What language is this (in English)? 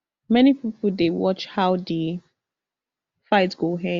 Nigerian Pidgin